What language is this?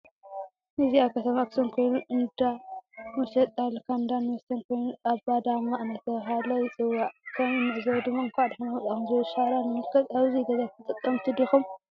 Tigrinya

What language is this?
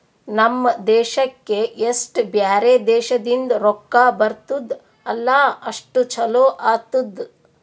Kannada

